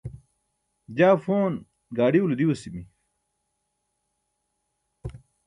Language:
Burushaski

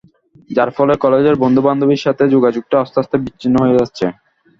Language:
Bangla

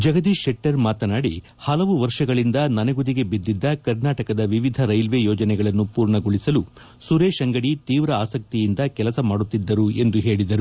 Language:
Kannada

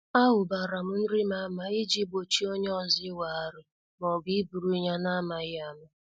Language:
Igbo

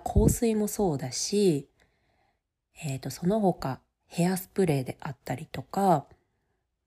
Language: Japanese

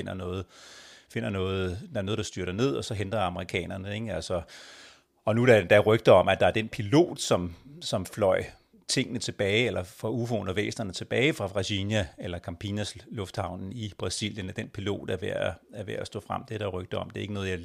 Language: Danish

